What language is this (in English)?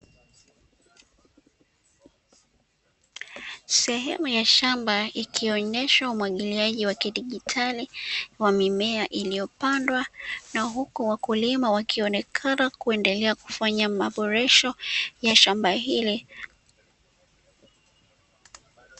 Swahili